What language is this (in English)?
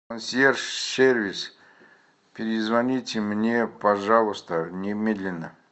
Russian